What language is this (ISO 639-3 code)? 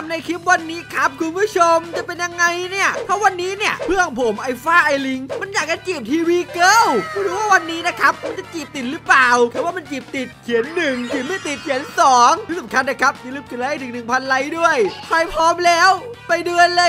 tha